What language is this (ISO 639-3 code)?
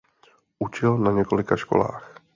ces